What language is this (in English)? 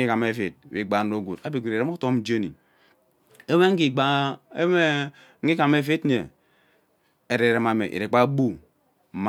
Ubaghara